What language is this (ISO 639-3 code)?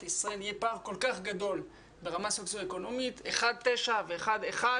heb